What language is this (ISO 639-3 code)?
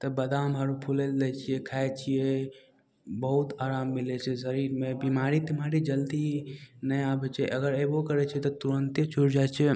mai